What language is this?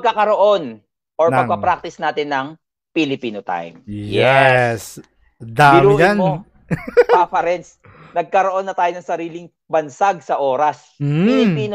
Filipino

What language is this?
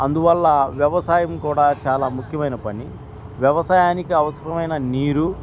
Telugu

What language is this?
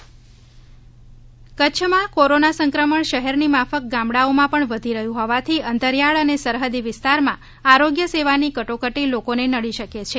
Gujarati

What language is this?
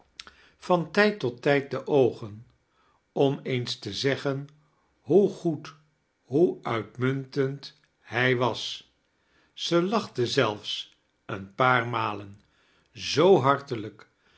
Dutch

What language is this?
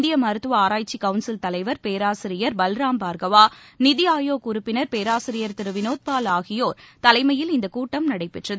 Tamil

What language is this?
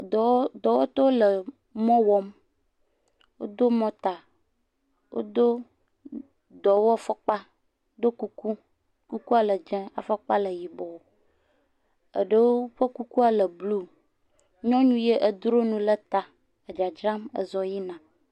Ewe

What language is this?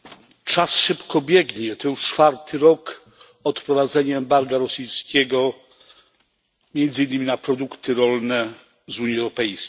Polish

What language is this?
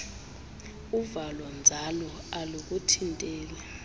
Xhosa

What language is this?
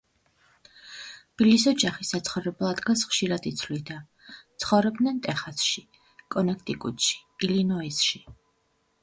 Georgian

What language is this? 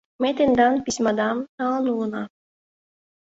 Mari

